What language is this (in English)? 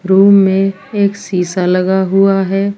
Hindi